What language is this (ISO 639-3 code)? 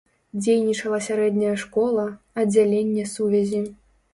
bel